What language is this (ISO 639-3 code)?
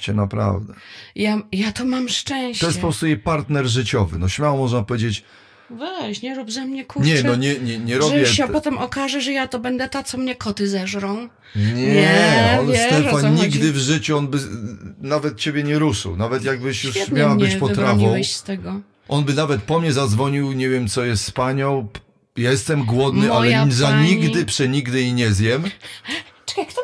pol